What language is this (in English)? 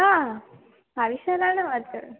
Gujarati